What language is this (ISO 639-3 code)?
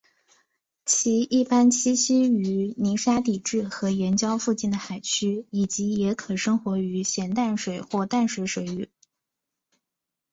zho